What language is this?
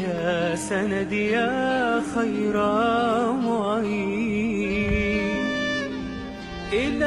Arabic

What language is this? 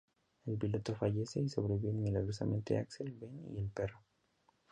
Spanish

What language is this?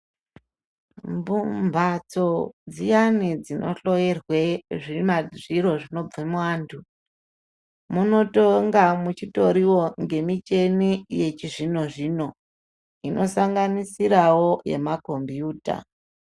Ndau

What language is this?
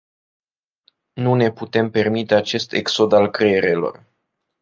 Romanian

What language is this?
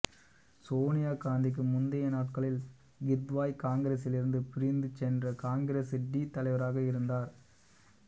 Tamil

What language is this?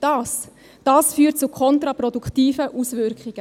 Swiss German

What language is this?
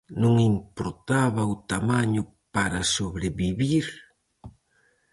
Galician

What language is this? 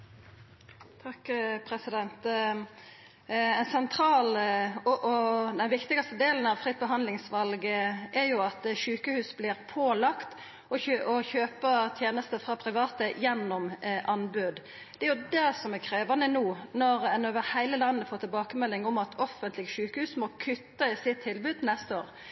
Norwegian Nynorsk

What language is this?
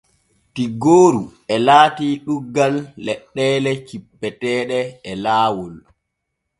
Borgu Fulfulde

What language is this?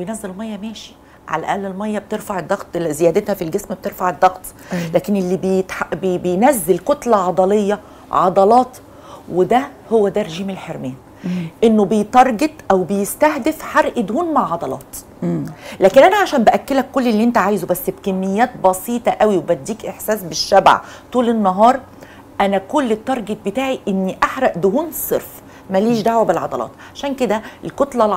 Arabic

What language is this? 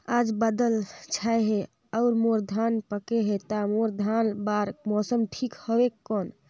Chhattisgarhi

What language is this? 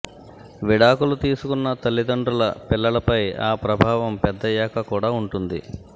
Telugu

